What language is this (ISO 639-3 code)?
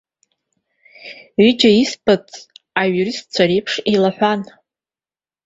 abk